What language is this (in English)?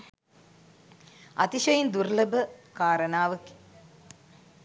Sinhala